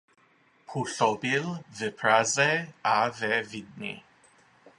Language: Czech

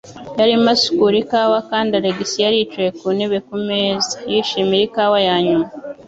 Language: Kinyarwanda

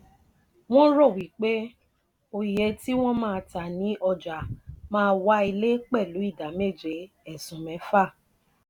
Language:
Yoruba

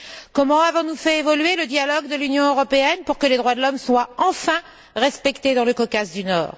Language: French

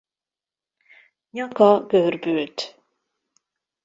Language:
Hungarian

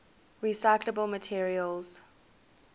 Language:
English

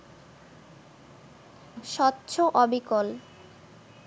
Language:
Bangla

